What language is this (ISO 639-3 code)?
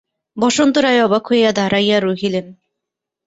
ben